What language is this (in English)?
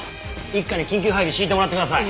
Japanese